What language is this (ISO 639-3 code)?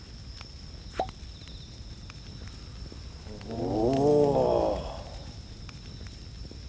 jpn